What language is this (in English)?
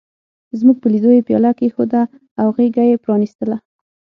Pashto